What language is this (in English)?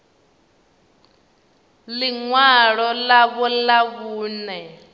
Venda